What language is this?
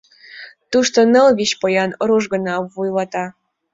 Mari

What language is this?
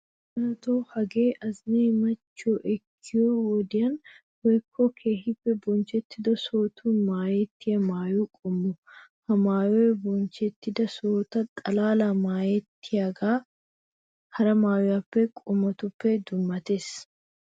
Wolaytta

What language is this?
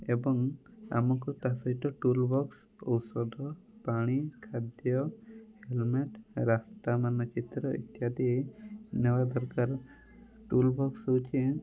Odia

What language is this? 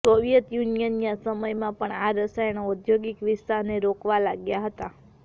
Gujarati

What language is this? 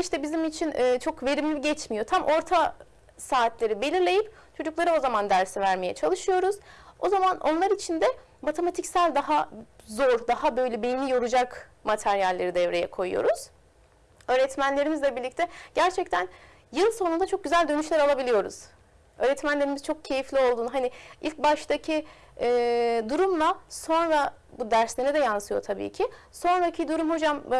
Turkish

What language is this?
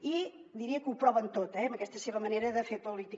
Catalan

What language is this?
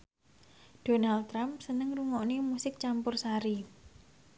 Javanese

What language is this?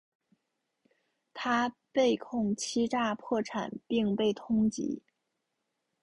Chinese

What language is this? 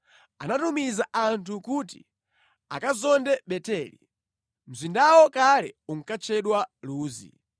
Nyanja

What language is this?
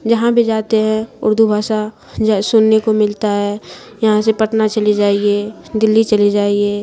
Urdu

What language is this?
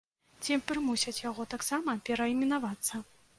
Belarusian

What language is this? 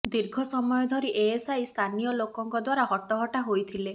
Odia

